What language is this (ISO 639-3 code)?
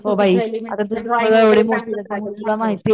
mar